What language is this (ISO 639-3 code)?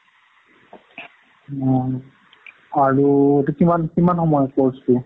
asm